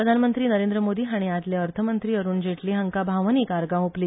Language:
Konkani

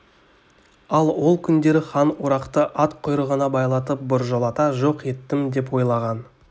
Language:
Kazakh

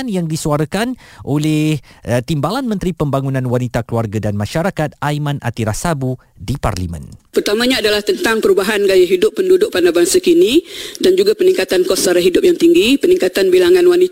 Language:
Malay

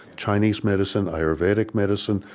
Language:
English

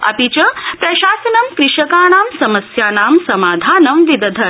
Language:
Sanskrit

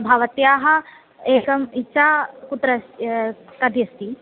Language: Sanskrit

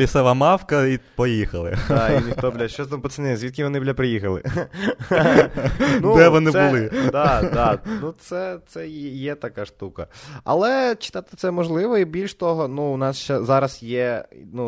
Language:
Ukrainian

